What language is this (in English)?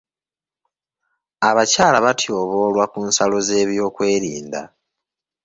Ganda